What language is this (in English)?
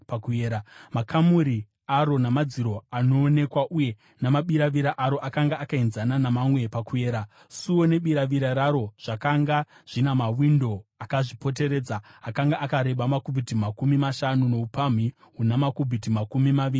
Shona